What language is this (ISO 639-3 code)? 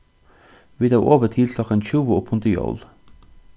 fao